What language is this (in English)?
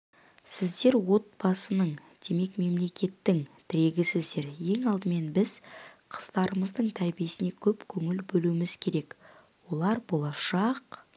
Kazakh